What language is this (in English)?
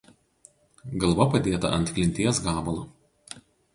Lithuanian